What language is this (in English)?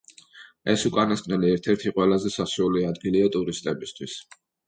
Georgian